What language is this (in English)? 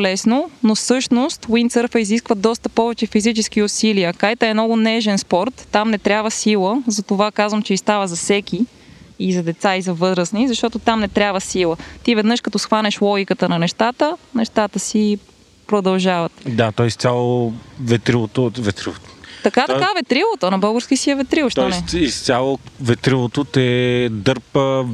Bulgarian